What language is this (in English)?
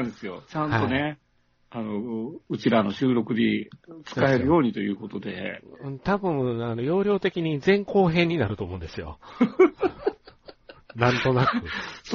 Japanese